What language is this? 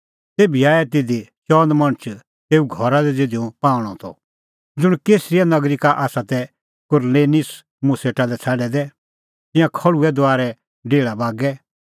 Kullu Pahari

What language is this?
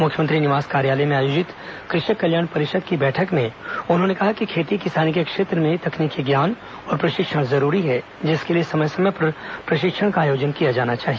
Hindi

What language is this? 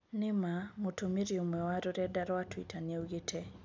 Kikuyu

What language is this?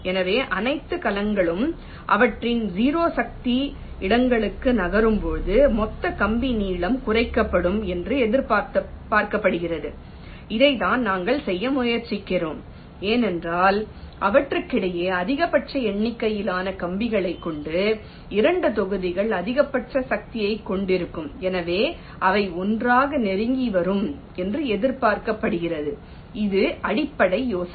Tamil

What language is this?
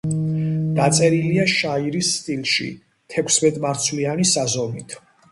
Georgian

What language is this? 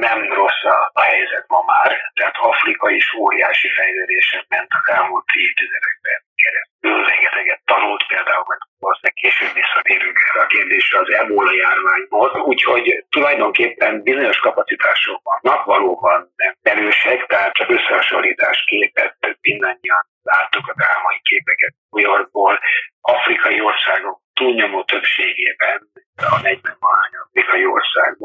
Hungarian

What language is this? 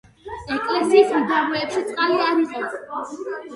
Georgian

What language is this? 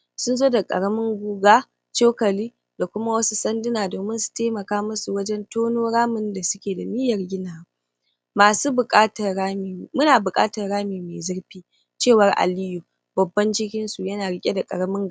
Hausa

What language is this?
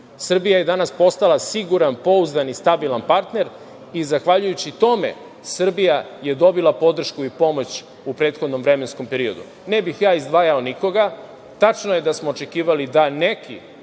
Serbian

